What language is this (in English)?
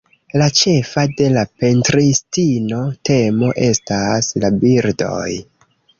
Esperanto